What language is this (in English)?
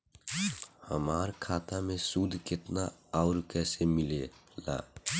Bhojpuri